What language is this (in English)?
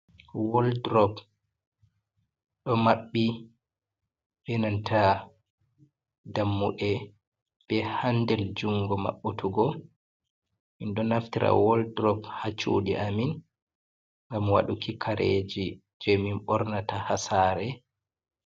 Fula